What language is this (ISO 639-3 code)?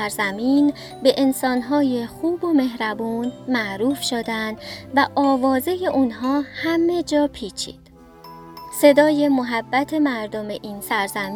fas